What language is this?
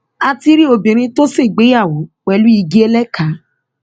Yoruba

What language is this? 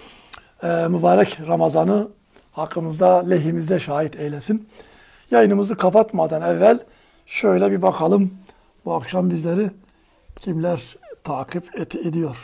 Turkish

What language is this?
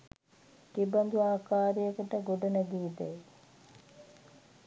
Sinhala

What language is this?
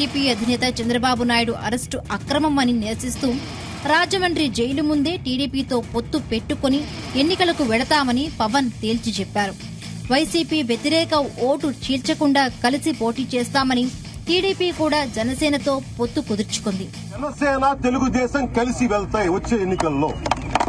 Telugu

